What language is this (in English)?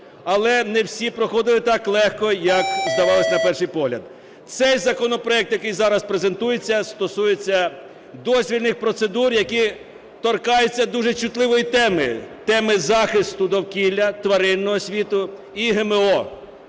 Ukrainian